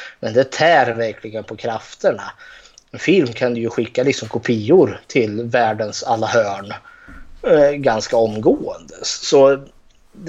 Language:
Swedish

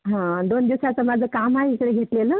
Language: Marathi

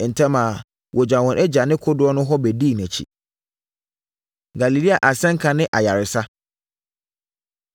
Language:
Akan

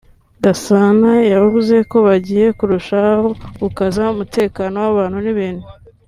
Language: Kinyarwanda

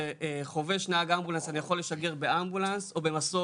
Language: Hebrew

